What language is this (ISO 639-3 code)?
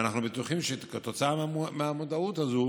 heb